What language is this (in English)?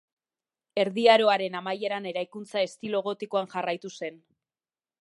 Basque